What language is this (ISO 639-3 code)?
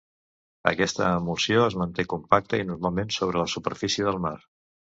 cat